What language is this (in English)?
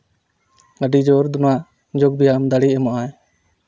Santali